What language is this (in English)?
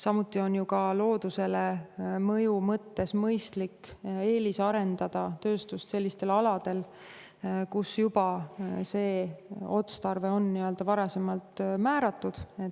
Estonian